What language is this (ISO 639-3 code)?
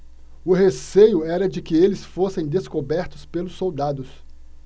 por